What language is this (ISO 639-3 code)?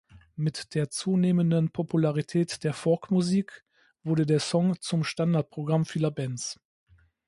deu